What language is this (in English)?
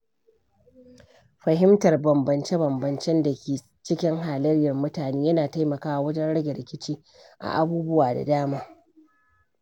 Hausa